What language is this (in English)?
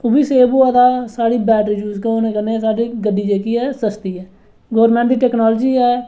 Dogri